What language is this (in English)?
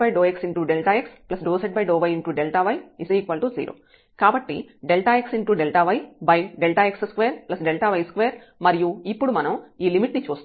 Telugu